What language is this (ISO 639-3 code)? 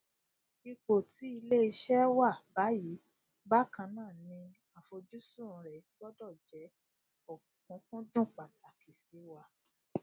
yor